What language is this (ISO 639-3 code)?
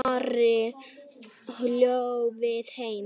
isl